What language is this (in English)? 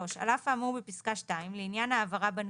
Hebrew